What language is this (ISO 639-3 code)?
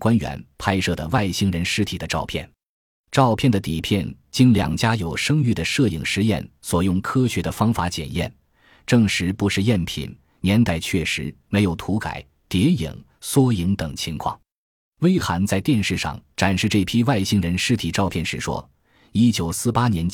zho